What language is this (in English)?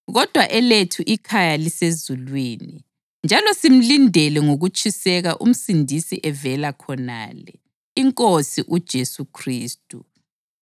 North Ndebele